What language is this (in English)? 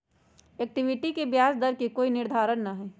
Magahi